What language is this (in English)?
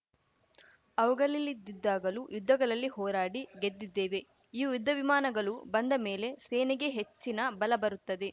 Kannada